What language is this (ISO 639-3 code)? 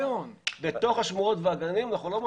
heb